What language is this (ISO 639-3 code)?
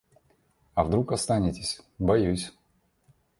rus